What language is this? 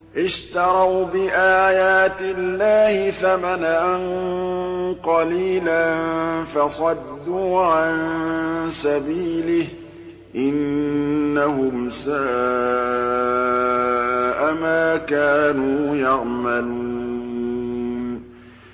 Arabic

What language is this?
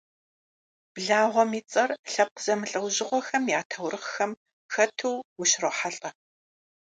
Kabardian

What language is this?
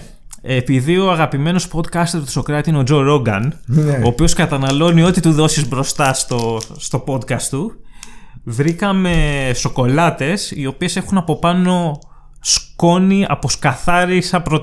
Greek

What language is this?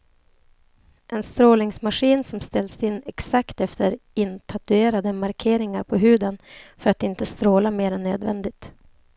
Swedish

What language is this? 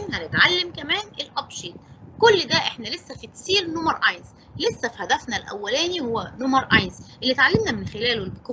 Arabic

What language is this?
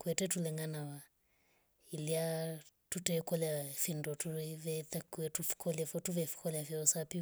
Rombo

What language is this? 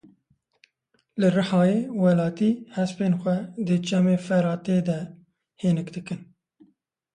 Kurdish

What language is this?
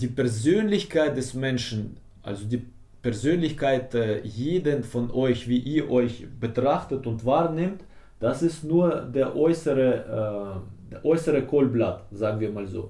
German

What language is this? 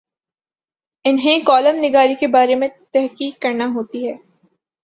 Urdu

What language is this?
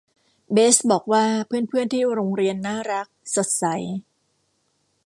Thai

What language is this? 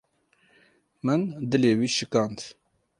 Kurdish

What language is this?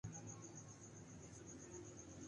Urdu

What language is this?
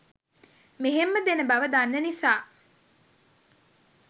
Sinhala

